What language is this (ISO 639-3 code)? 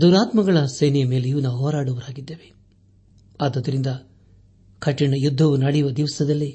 kan